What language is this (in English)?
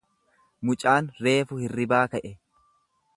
Oromo